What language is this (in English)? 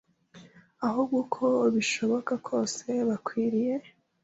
Kinyarwanda